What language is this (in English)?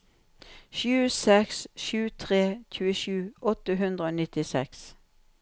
Norwegian